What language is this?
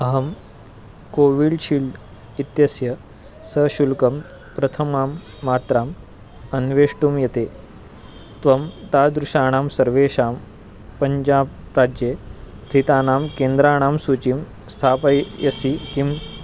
Sanskrit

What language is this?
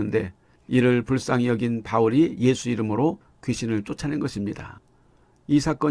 Korean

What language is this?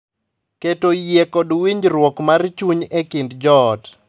Luo (Kenya and Tanzania)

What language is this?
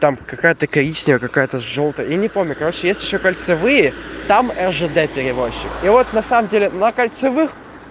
Russian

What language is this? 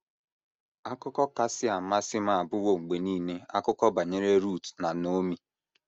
Igbo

